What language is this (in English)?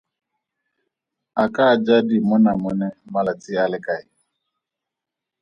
Tswana